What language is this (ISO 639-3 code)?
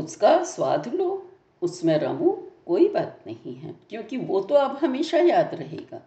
hin